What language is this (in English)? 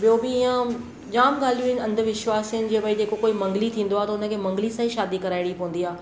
Sindhi